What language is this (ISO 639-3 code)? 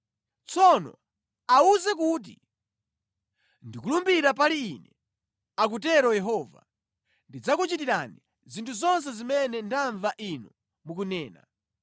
nya